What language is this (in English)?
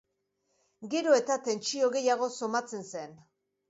Basque